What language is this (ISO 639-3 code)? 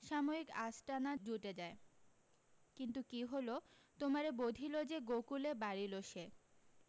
ben